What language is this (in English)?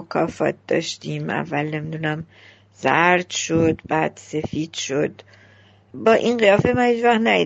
Persian